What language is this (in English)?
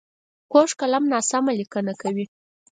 Pashto